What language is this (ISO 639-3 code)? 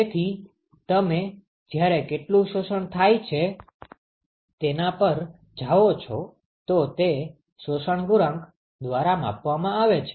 guj